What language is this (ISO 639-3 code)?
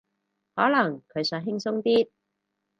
yue